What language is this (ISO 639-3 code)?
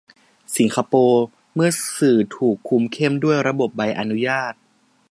tha